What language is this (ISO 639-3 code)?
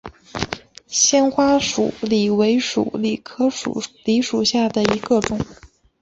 zho